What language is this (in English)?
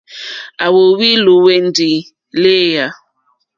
Mokpwe